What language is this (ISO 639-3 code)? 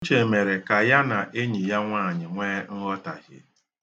ibo